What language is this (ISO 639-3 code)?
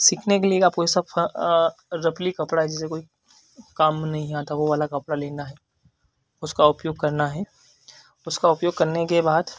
hin